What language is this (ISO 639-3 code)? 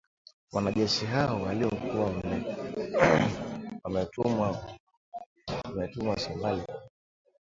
swa